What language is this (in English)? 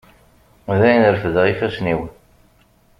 Kabyle